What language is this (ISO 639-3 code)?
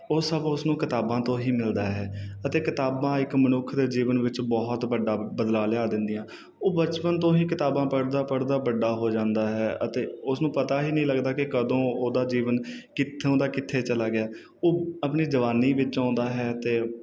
pan